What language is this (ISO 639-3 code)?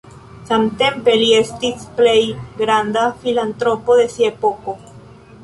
epo